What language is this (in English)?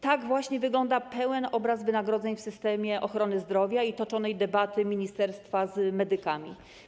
Polish